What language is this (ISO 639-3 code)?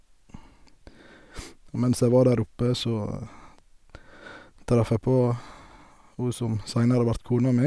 nor